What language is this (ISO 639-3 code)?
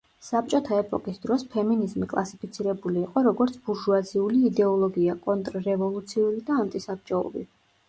kat